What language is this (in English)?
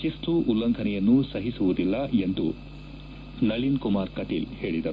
Kannada